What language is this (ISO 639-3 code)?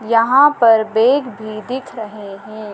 hin